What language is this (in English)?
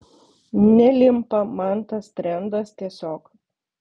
Lithuanian